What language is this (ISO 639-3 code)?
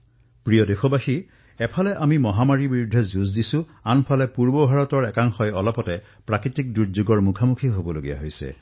asm